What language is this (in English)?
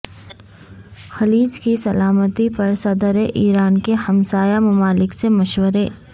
Urdu